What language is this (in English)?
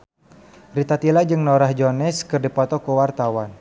Sundanese